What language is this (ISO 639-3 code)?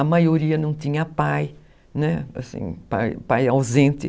por